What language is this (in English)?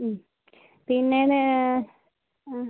Malayalam